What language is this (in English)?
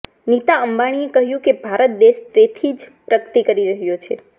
Gujarati